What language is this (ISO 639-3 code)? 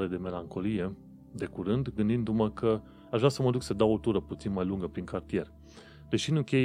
ron